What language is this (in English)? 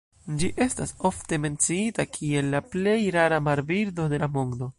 Esperanto